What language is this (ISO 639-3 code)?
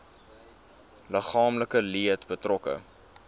afr